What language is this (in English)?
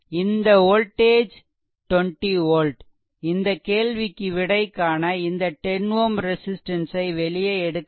Tamil